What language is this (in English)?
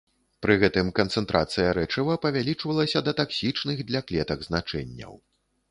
Belarusian